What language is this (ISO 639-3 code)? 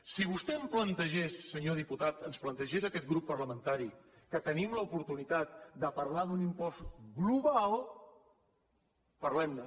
cat